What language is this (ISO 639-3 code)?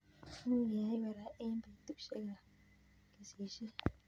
kln